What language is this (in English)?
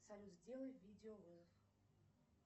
Russian